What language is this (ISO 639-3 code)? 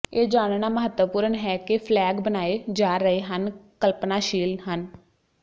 pan